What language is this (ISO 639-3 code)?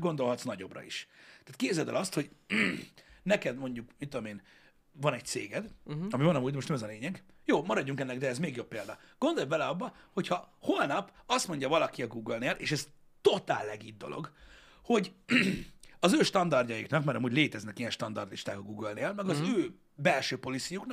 hun